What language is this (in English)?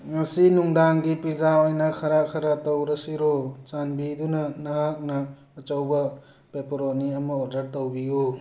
Manipuri